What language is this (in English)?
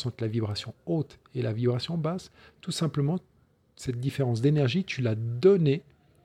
French